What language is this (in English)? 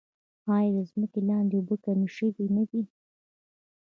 Pashto